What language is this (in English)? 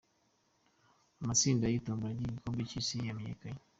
Kinyarwanda